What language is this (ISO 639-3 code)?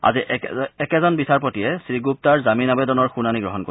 asm